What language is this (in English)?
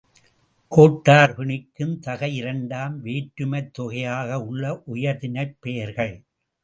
Tamil